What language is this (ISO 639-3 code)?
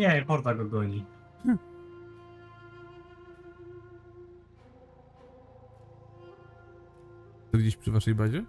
pol